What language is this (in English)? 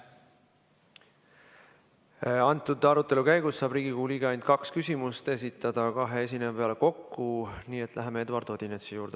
Estonian